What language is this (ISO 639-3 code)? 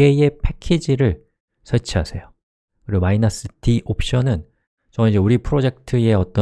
kor